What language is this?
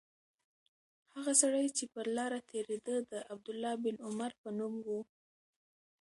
Pashto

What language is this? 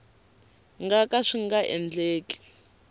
Tsonga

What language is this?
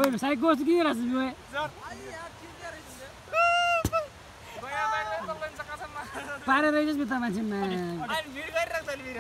Indonesian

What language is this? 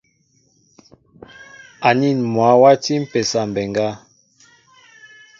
Mbo (Cameroon)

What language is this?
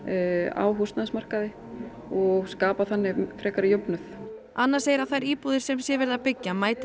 Icelandic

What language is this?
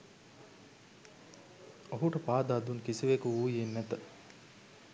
Sinhala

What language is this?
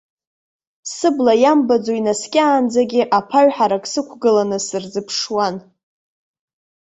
Abkhazian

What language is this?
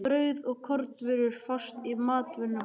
Icelandic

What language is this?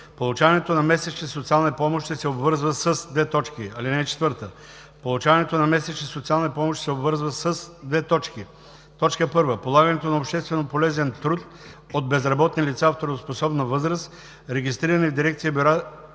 Bulgarian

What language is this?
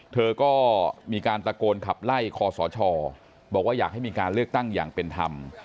Thai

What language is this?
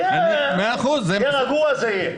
Hebrew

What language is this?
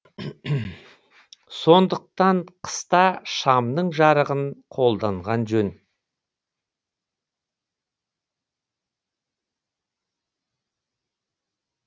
Kazakh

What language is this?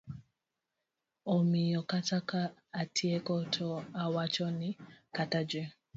Luo (Kenya and Tanzania)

